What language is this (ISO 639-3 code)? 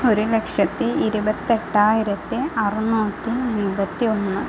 mal